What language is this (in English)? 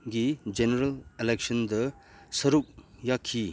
Manipuri